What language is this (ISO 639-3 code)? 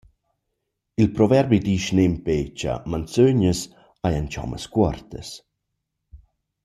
roh